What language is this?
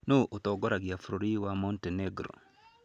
Kikuyu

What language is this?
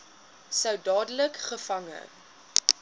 Afrikaans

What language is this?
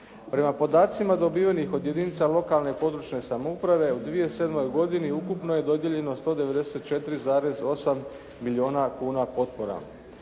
Croatian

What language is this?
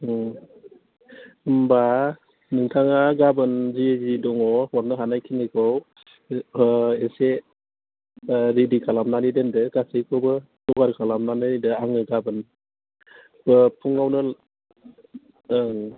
Bodo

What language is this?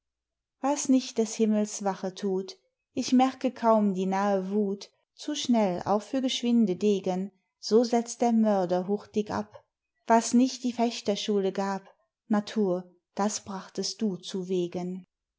German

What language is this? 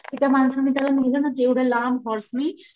Marathi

